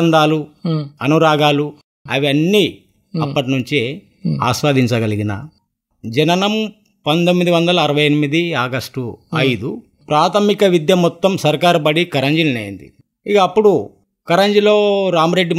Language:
Telugu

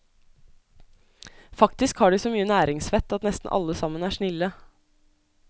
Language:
Norwegian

